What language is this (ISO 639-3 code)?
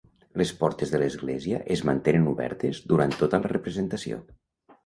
cat